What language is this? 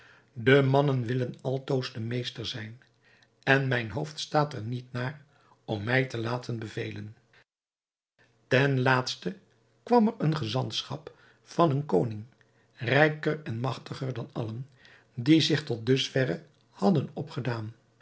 Dutch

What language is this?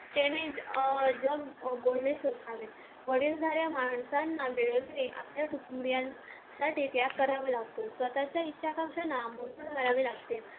Marathi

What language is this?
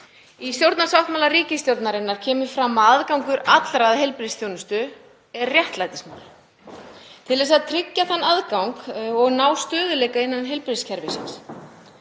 Icelandic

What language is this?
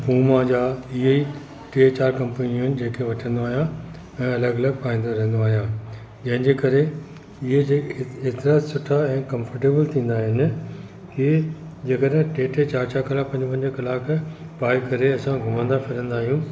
Sindhi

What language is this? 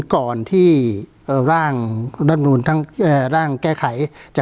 Thai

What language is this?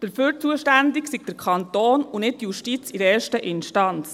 Swiss German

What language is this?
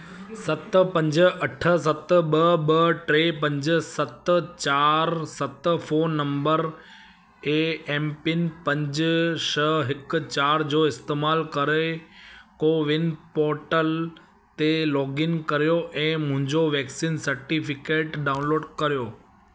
Sindhi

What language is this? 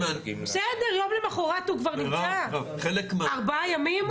Hebrew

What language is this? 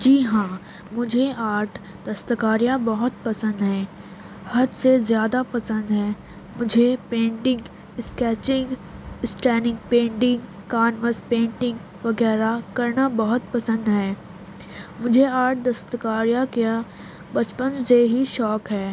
Urdu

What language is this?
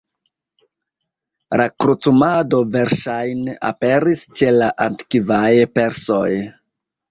Esperanto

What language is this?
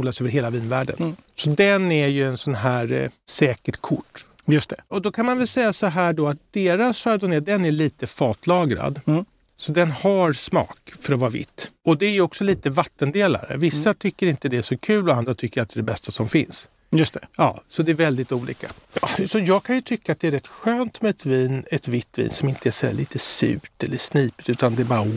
Swedish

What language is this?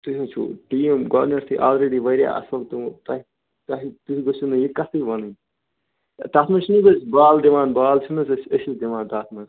Kashmiri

